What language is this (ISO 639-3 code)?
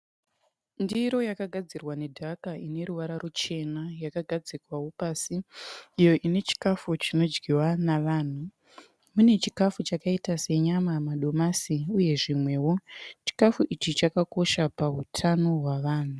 sna